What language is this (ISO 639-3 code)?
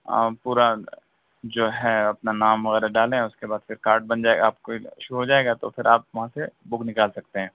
urd